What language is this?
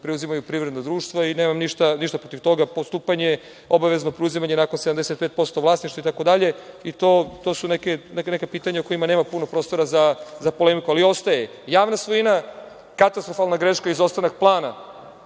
Serbian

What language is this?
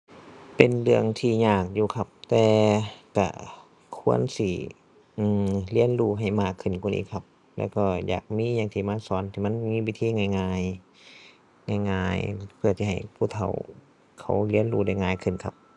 Thai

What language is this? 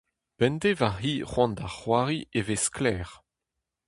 Breton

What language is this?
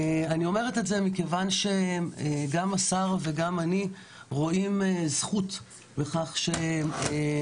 Hebrew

